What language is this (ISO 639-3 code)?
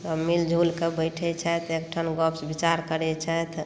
mai